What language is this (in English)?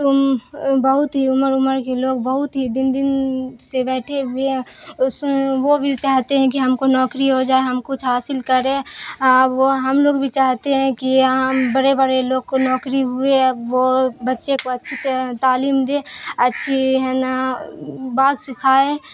Urdu